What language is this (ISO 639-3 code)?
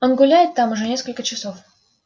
rus